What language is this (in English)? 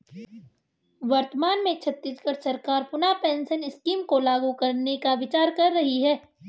Hindi